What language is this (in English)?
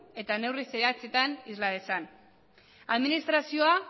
Basque